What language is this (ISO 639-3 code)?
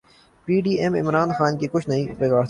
urd